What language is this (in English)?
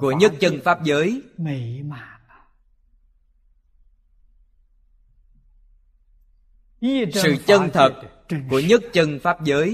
Vietnamese